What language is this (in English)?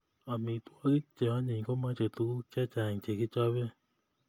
Kalenjin